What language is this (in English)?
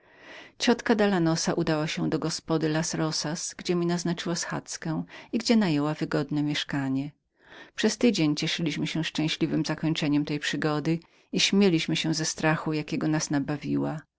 Polish